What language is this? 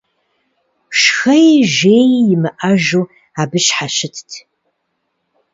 Kabardian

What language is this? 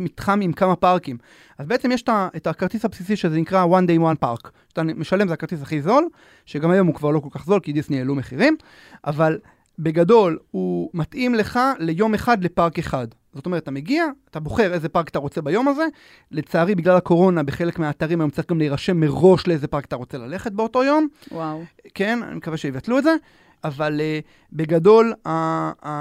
Hebrew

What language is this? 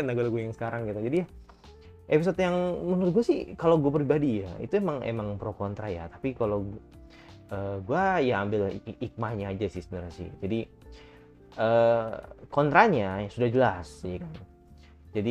Indonesian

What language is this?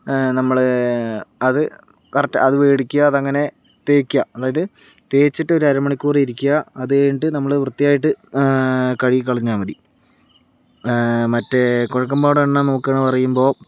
Malayalam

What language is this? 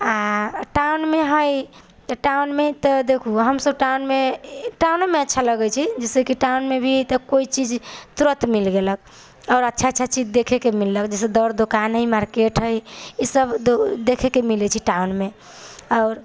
Maithili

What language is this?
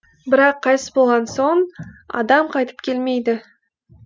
Kazakh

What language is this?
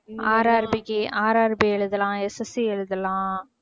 Tamil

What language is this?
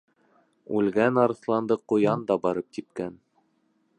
Bashkir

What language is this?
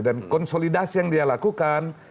Indonesian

